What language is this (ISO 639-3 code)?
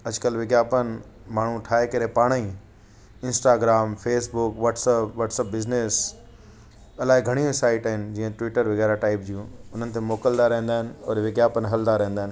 snd